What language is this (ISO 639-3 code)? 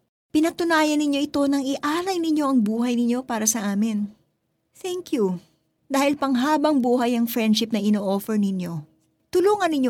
fil